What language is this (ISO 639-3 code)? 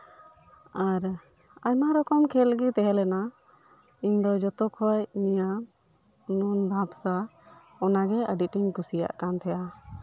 sat